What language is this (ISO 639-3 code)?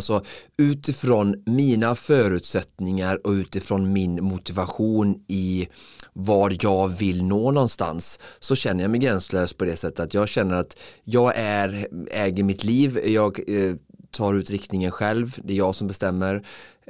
swe